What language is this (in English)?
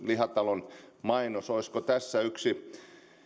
Finnish